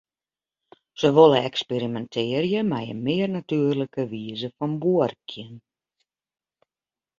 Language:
Western Frisian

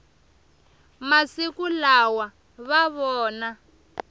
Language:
Tsonga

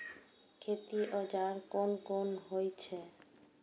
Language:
Maithili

